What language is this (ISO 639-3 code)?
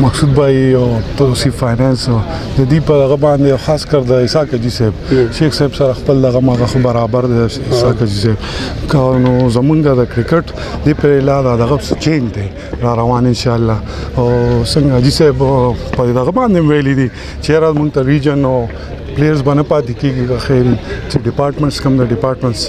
ara